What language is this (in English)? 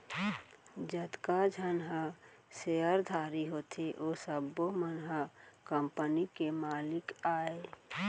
Chhattisgarhi